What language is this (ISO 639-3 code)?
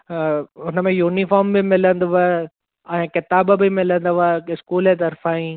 snd